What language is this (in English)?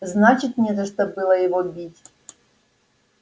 Russian